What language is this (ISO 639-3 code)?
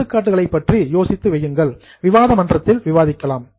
tam